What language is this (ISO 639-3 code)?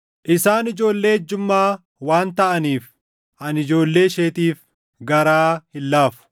orm